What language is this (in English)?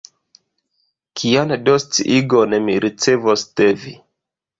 Esperanto